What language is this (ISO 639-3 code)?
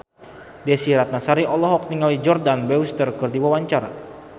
sun